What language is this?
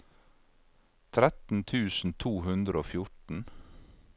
Norwegian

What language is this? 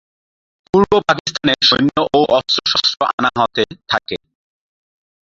Bangla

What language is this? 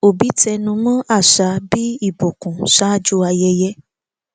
Yoruba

